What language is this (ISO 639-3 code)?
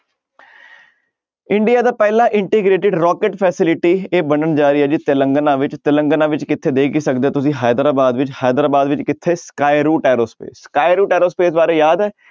pan